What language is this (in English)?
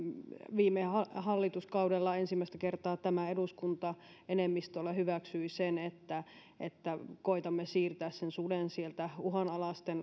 Finnish